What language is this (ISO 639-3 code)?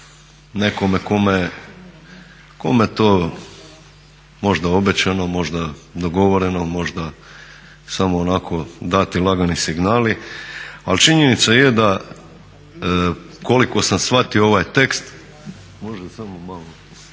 hrv